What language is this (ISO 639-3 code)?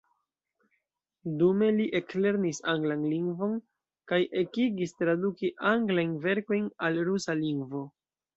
epo